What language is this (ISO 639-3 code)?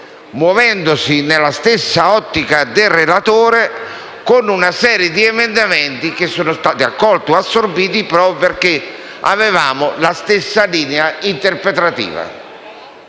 ita